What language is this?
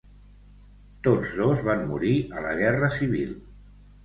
Catalan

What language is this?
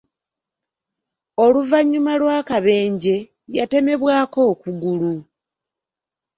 Ganda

